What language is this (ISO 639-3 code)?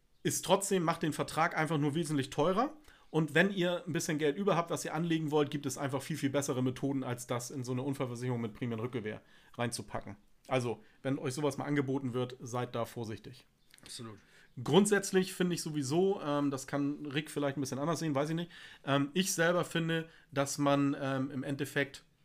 deu